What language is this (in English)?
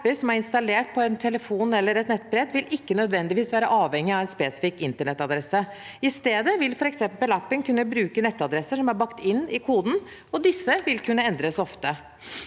Norwegian